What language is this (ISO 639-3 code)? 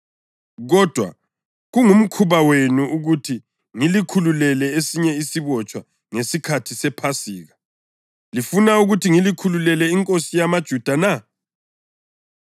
nde